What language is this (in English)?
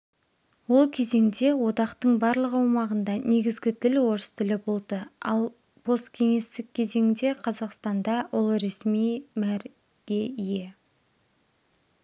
Kazakh